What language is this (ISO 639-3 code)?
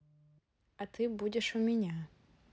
rus